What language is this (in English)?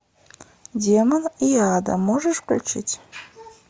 Russian